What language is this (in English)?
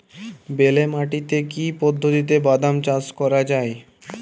Bangla